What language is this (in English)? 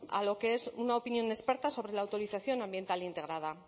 Spanish